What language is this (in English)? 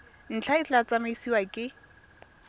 Tswana